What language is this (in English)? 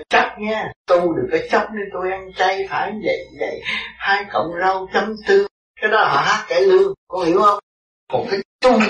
Vietnamese